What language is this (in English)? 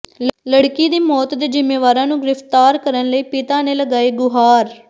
Punjabi